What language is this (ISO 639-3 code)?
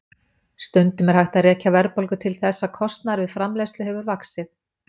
isl